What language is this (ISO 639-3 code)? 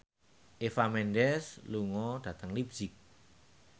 jav